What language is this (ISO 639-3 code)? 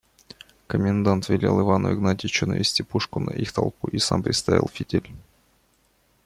rus